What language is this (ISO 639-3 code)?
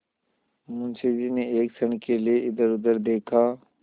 hin